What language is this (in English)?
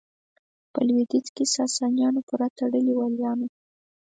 Pashto